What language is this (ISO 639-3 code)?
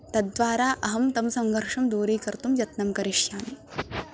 san